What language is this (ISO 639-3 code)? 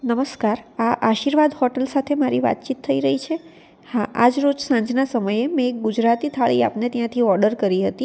guj